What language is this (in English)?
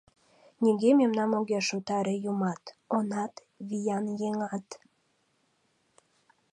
Mari